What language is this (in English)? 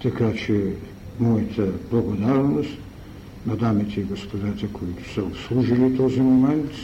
Bulgarian